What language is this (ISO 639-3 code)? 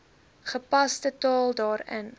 afr